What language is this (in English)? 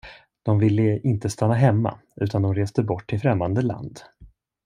Swedish